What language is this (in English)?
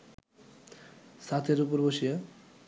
Bangla